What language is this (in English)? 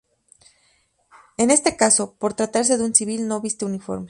Spanish